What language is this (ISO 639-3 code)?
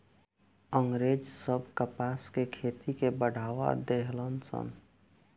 bho